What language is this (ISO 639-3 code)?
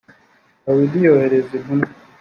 kin